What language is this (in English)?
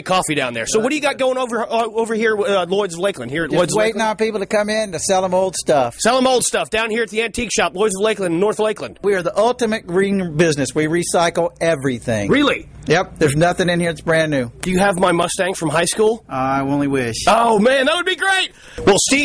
English